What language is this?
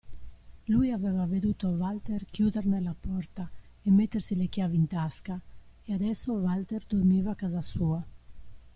Italian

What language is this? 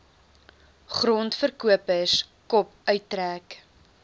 Afrikaans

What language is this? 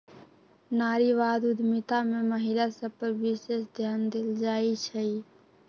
Magahi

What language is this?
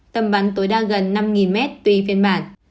Vietnamese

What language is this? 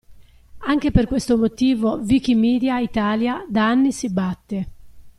Italian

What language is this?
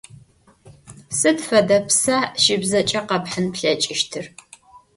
Adyghe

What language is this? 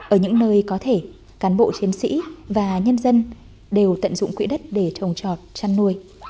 Vietnamese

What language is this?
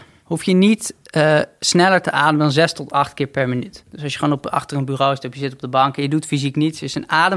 Dutch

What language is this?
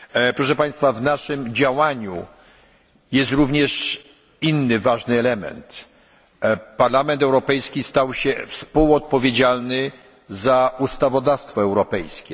Polish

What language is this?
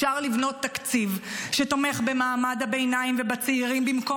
Hebrew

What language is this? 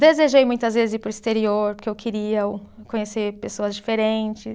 Portuguese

